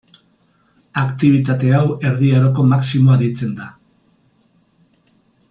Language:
Basque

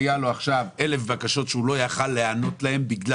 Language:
Hebrew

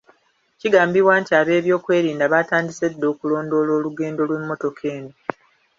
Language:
Ganda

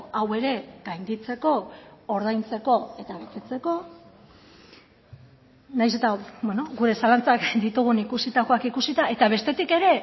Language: Basque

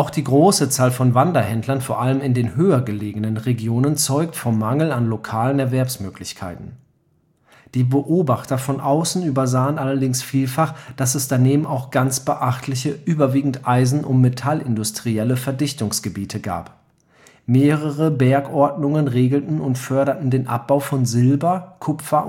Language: German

